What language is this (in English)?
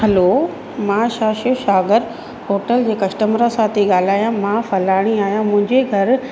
Sindhi